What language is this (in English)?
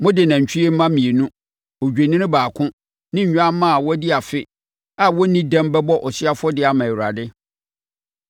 Akan